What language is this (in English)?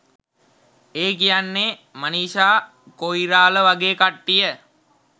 Sinhala